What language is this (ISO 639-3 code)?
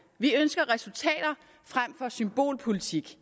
dan